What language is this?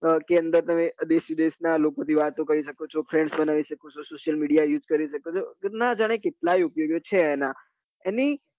Gujarati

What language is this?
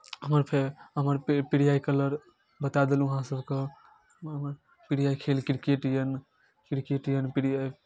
Maithili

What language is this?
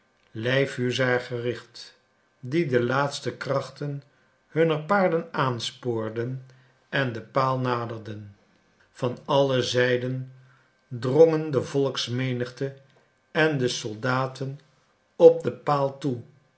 Dutch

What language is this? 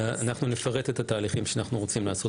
Hebrew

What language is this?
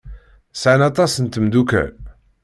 Kabyle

